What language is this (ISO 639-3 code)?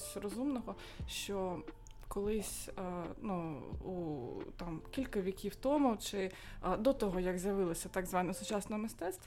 ukr